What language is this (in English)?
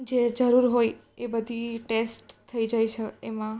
Gujarati